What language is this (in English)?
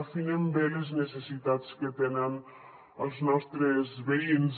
Catalan